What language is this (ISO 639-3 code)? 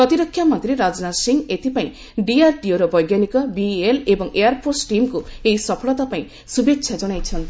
ori